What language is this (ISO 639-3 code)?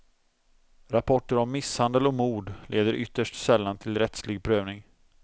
swe